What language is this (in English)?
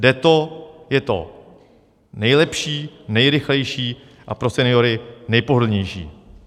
Czech